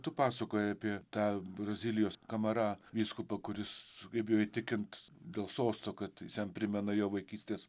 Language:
Lithuanian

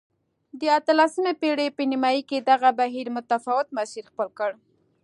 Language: Pashto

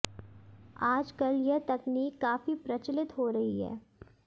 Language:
Hindi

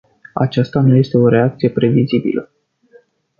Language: Romanian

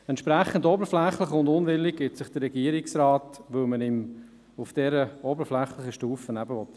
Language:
Swiss German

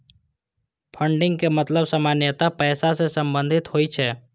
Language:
Maithili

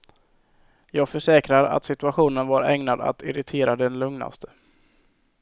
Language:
Swedish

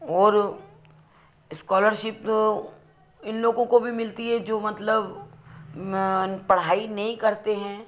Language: Hindi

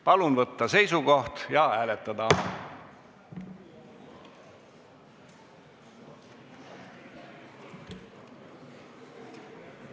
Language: Estonian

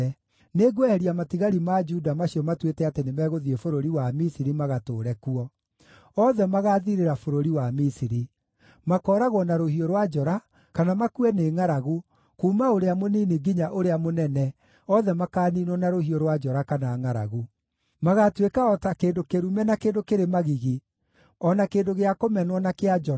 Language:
Kikuyu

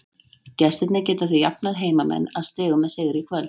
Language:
Icelandic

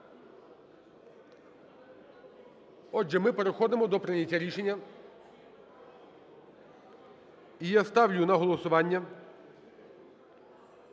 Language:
Ukrainian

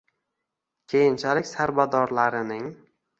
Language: Uzbek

